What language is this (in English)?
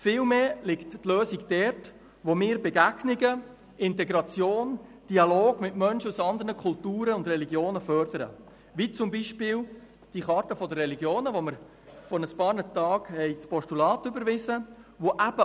Swiss German